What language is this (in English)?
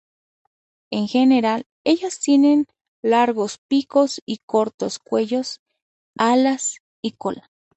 Spanish